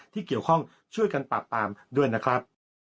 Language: Thai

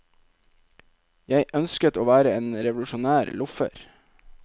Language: Norwegian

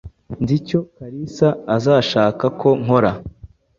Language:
Kinyarwanda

